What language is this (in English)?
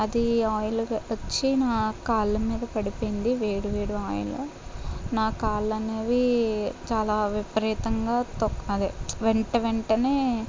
Telugu